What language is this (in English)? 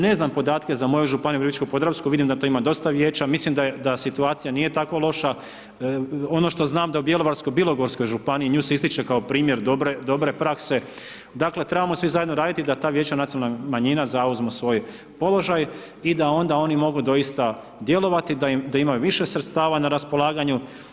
Croatian